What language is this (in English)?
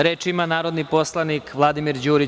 Serbian